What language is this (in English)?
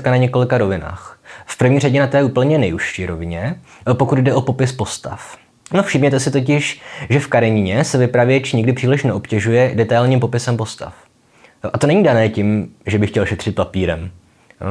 Czech